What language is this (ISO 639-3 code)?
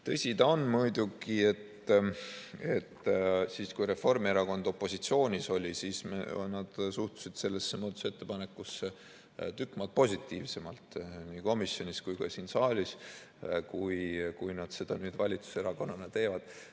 est